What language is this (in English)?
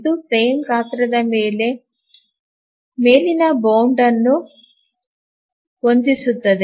Kannada